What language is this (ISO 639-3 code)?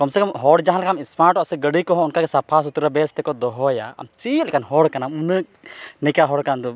sat